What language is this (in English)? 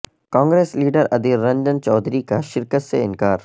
Urdu